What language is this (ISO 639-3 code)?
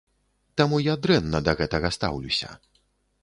bel